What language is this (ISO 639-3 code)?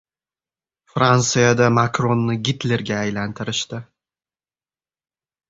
uzb